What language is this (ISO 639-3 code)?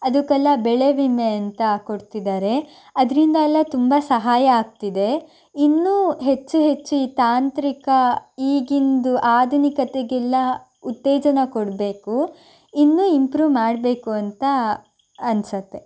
kan